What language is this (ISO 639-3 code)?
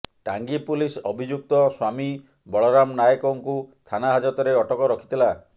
ori